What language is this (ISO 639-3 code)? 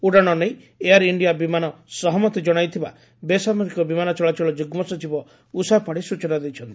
ori